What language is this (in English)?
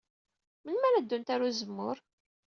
Kabyle